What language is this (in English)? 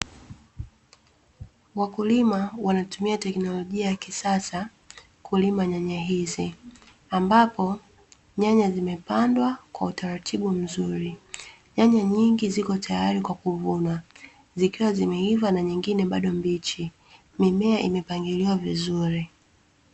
Swahili